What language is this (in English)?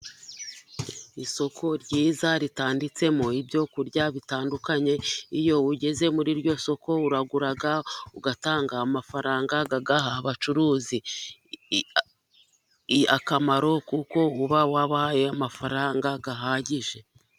Kinyarwanda